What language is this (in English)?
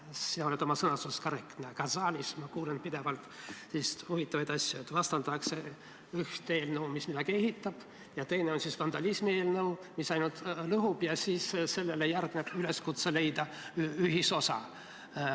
Estonian